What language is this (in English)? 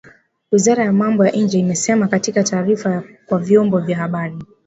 Swahili